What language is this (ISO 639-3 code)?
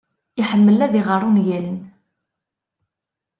kab